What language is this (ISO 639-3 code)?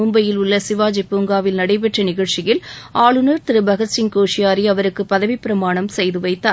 tam